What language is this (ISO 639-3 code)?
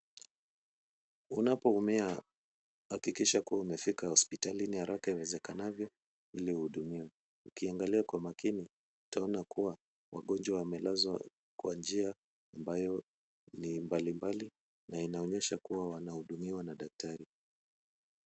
swa